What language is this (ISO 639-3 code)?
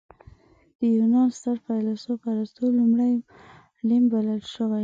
pus